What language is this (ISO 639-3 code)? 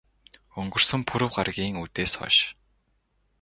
mon